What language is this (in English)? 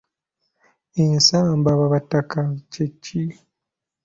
Ganda